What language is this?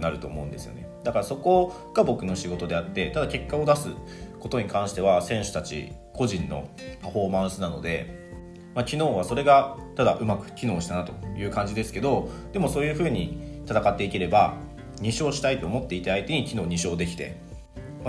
Japanese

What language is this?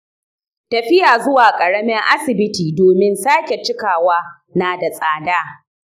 Hausa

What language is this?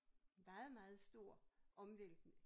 Danish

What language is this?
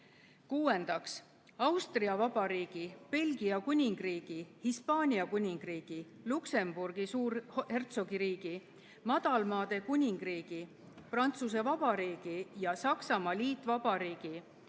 Estonian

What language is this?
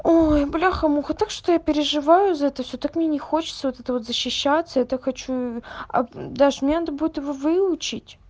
Russian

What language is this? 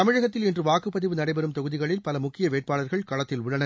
Tamil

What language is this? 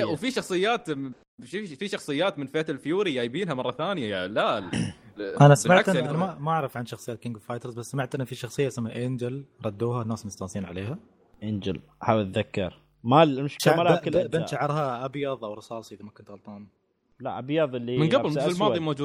Arabic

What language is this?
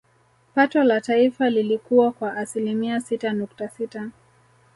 Swahili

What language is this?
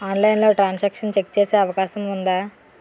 Telugu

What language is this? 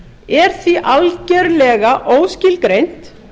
Icelandic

